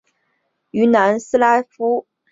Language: Chinese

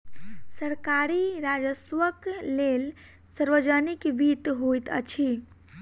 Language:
Maithili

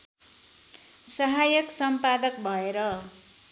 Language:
Nepali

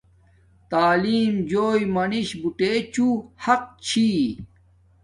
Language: Domaaki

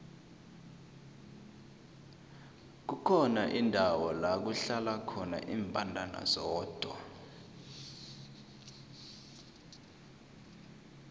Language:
South Ndebele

